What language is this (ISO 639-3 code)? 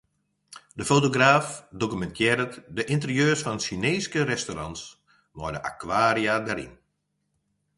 fry